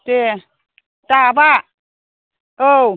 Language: Bodo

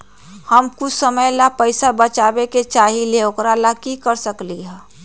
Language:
Magahi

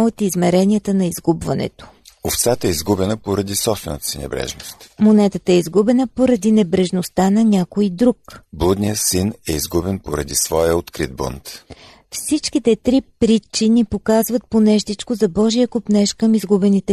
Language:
Bulgarian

